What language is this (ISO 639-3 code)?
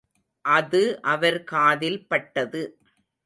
tam